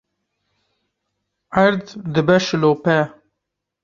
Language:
Kurdish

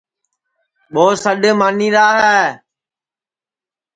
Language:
Sansi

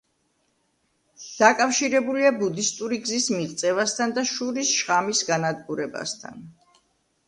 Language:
Georgian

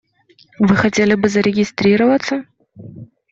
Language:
Russian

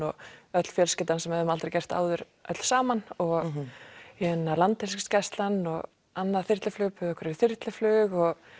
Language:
Icelandic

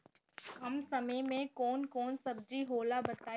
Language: Bhojpuri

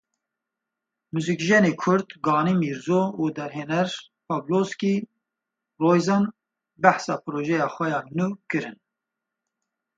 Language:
Kurdish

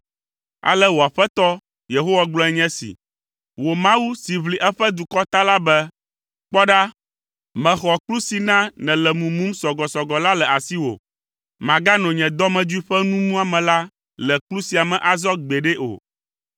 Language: Ewe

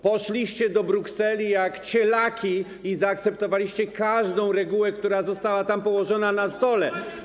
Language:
Polish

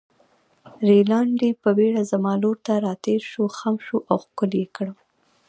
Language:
Pashto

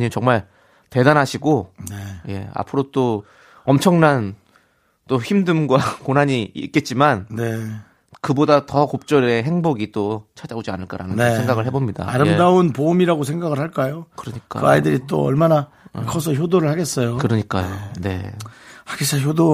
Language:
Korean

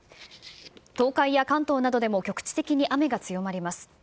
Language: Japanese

